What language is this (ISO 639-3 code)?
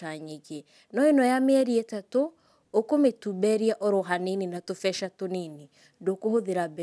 kik